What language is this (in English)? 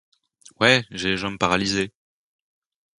French